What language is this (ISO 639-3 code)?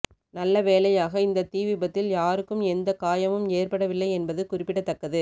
tam